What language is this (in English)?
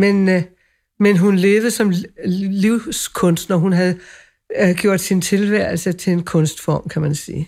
Danish